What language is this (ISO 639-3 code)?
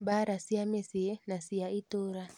kik